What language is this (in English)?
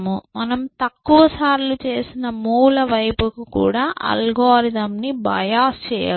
Telugu